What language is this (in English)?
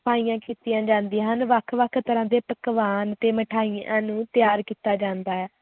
Punjabi